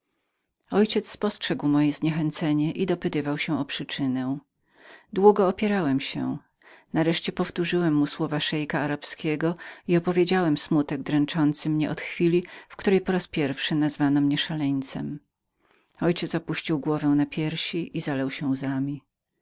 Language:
Polish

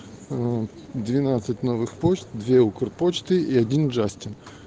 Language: Russian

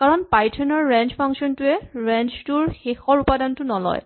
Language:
Assamese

